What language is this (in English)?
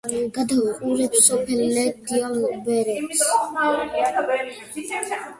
Georgian